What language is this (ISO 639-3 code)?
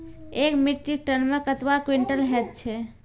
mai